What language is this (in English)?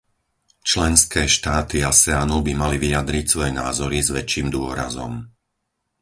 Slovak